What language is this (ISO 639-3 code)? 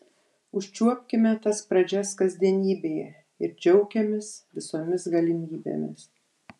lit